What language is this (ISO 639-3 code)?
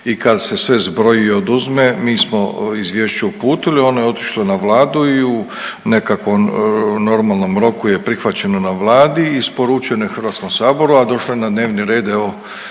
hrv